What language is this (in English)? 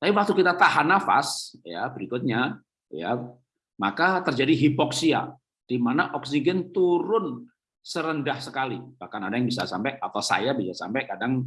Indonesian